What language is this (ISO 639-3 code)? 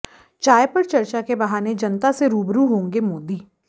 hin